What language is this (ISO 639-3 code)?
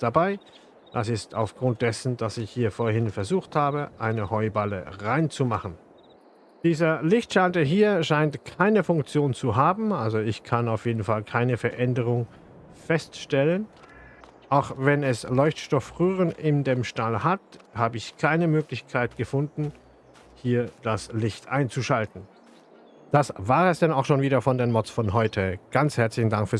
deu